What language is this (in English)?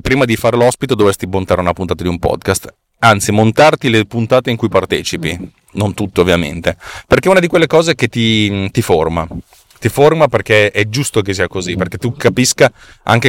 Italian